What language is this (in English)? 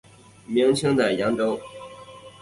Chinese